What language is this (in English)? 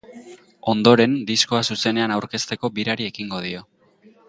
Basque